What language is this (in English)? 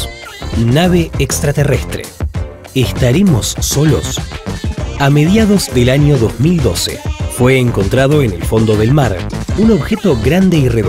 Spanish